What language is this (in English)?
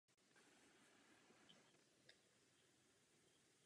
Czech